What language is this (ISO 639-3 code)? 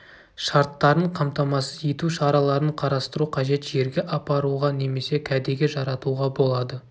kaz